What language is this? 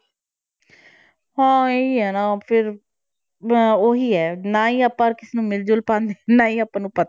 Punjabi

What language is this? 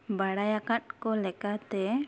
Santali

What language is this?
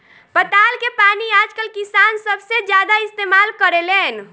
Bhojpuri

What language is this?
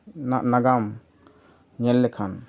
Santali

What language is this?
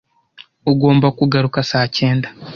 Kinyarwanda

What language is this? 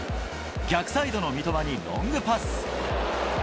Japanese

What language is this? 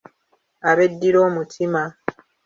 Ganda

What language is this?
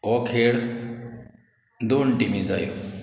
Konkani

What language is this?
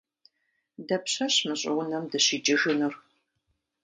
Kabardian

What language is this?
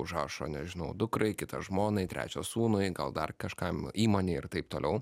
Lithuanian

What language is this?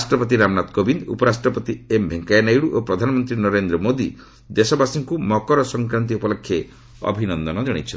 Odia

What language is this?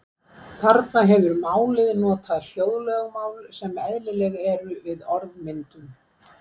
Icelandic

